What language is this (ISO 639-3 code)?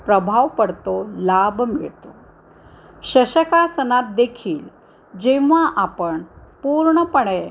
mar